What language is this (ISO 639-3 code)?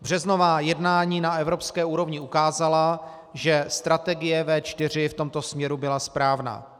ces